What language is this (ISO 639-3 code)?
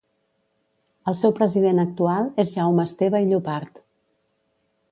cat